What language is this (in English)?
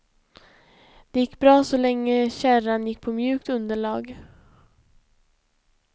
Swedish